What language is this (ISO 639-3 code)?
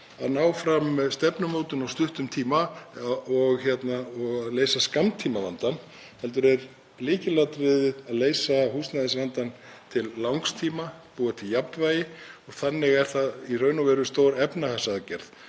isl